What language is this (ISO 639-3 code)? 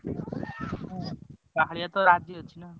ori